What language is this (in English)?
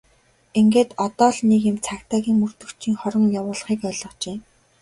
Mongolian